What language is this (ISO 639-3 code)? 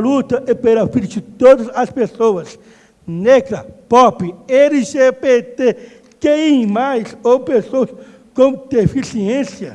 por